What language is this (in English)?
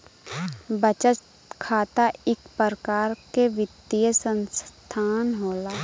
Bhojpuri